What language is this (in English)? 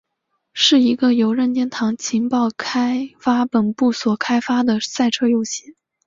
Chinese